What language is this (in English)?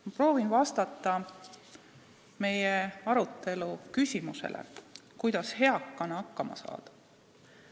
Estonian